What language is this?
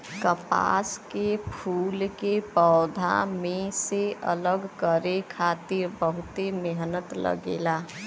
Bhojpuri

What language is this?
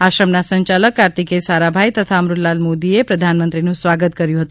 Gujarati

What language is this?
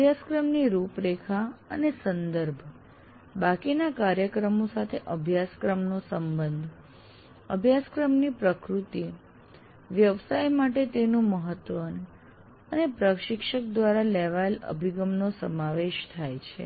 Gujarati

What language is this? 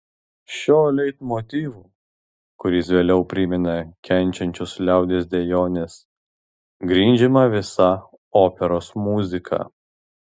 Lithuanian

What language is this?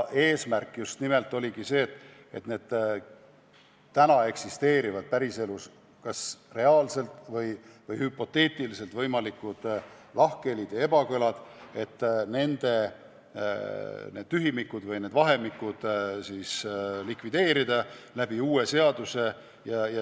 Estonian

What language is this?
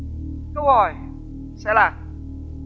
Vietnamese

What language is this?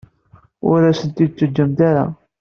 Kabyle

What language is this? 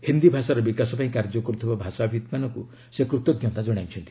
Odia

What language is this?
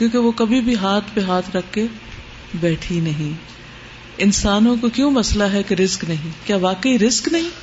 Urdu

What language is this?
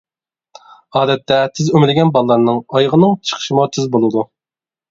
Uyghur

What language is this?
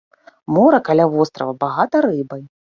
Belarusian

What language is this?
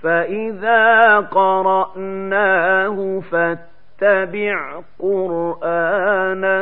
Arabic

